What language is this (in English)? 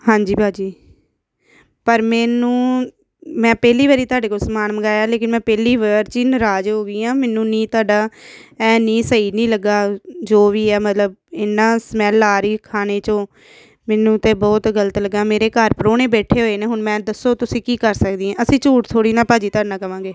Punjabi